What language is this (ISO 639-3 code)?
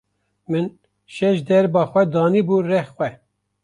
kur